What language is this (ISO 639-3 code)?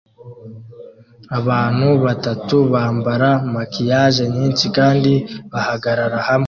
kin